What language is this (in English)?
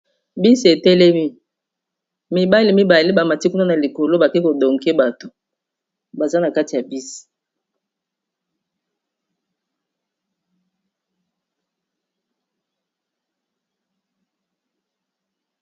Lingala